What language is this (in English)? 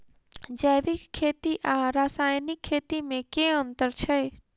Maithili